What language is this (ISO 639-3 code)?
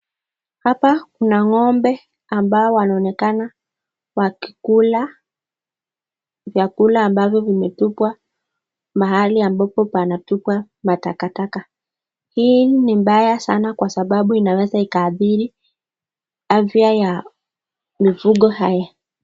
swa